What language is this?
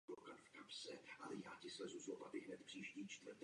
Czech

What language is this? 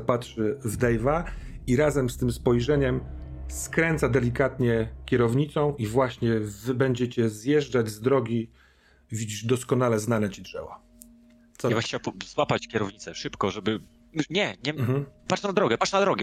Polish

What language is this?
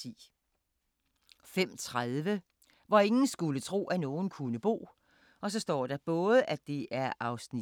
Danish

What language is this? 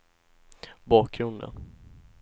Swedish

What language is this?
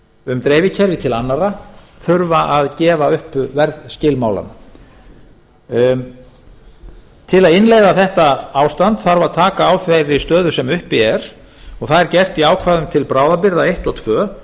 Icelandic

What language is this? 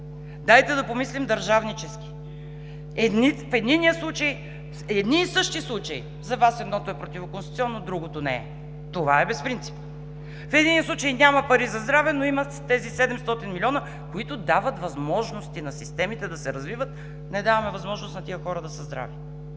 Bulgarian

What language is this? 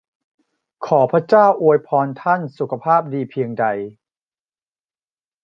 Thai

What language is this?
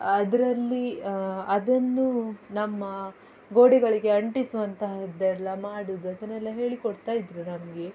Kannada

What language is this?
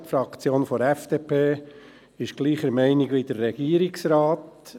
Swiss German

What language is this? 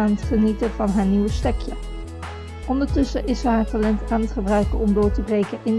Dutch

